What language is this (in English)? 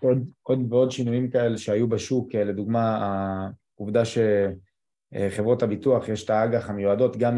Hebrew